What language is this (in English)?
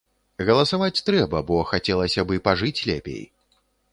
Belarusian